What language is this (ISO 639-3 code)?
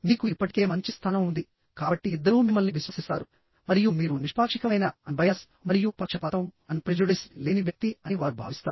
tel